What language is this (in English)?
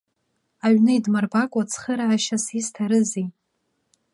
Abkhazian